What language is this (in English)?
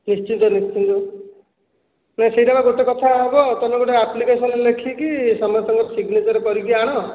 Odia